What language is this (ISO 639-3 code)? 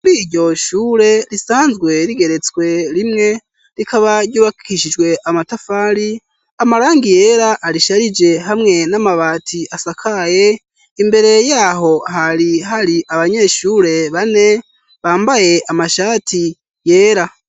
run